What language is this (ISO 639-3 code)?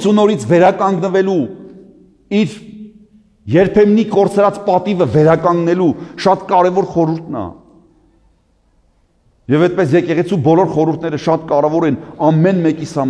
tur